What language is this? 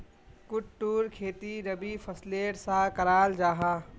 Magahi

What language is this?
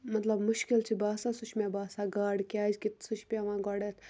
Kashmiri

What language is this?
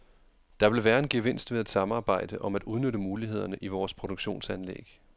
Danish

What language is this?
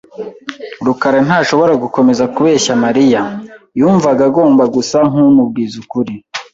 Kinyarwanda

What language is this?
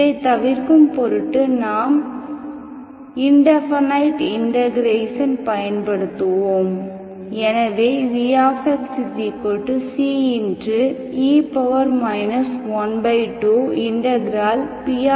Tamil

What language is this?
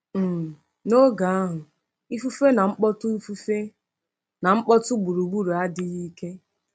Igbo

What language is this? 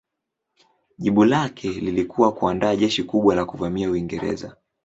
Swahili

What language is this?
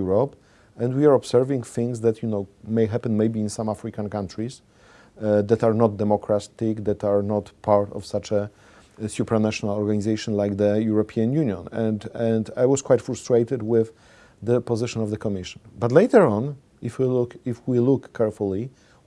English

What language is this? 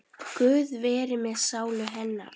Icelandic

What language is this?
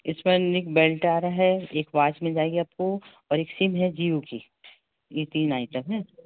Hindi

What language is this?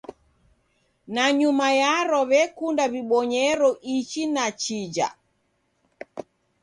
Taita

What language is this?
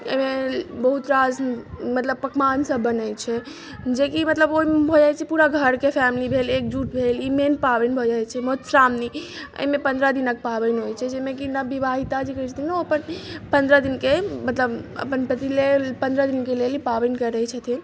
Maithili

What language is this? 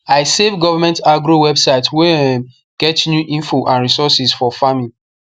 Nigerian Pidgin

